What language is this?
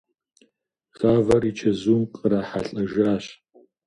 Kabardian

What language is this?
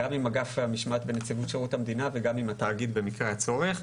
Hebrew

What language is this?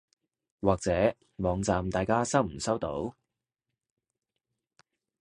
Cantonese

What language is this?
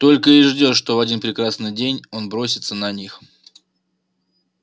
Russian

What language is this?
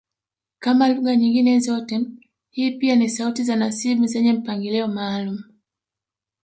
Swahili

